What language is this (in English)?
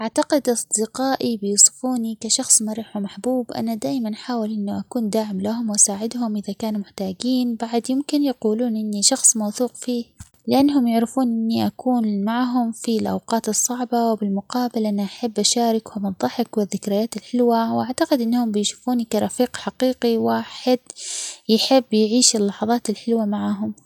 Omani Arabic